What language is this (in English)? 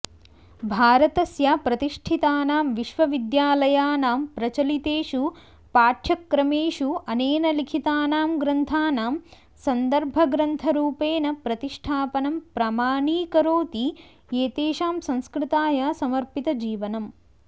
Sanskrit